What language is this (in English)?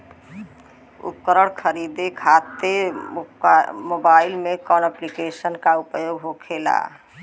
Bhojpuri